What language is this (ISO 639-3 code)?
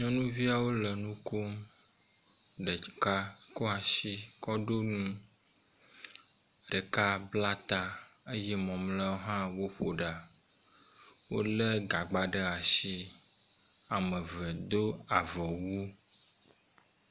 ewe